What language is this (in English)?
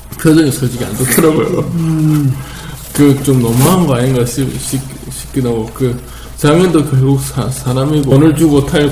Korean